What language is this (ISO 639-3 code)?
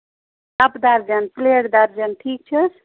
kas